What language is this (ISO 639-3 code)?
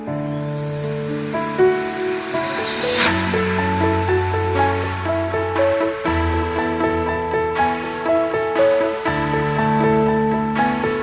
ind